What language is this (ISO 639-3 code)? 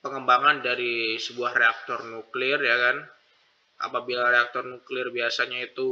ind